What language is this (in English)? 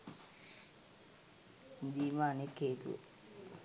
Sinhala